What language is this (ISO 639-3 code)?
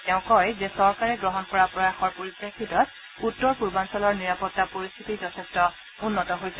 asm